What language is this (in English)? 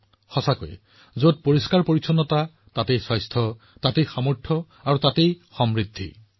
Assamese